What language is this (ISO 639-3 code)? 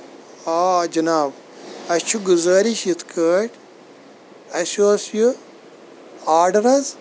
kas